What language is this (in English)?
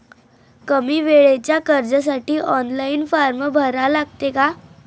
Marathi